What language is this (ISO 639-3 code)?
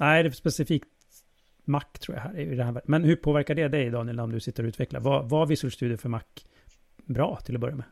swe